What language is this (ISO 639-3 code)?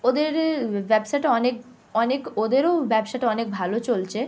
ben